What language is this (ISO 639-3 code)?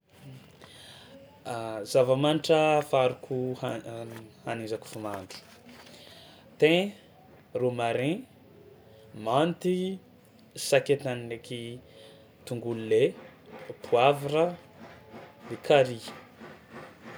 xmw